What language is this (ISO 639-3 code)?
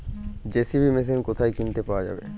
ben